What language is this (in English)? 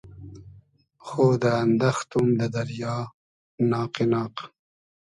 Hazaragi